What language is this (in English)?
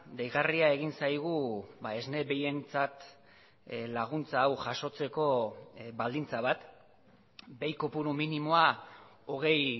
Basque